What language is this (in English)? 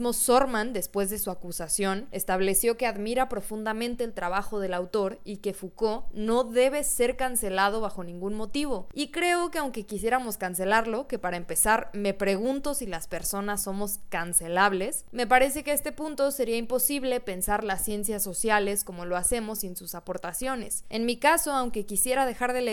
Spanish